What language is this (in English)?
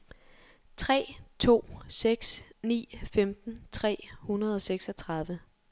Danish